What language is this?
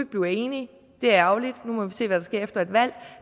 Danish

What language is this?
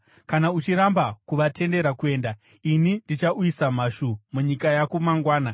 Shona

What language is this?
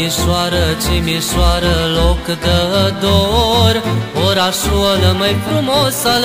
Romanian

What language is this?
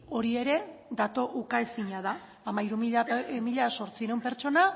Basque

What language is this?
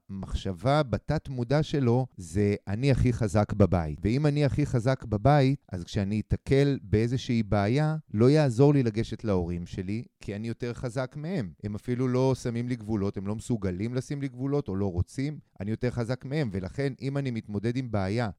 Hebrew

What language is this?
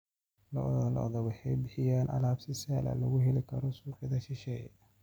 Somali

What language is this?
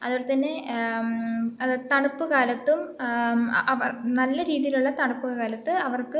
Malayalam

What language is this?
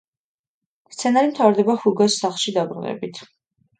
Georgian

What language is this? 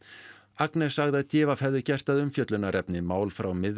Icelandic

